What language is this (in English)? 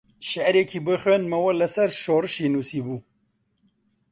Central Kurdish